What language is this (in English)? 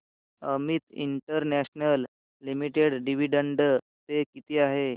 Marathi